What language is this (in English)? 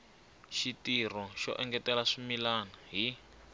Tsonga